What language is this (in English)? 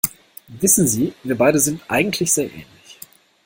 German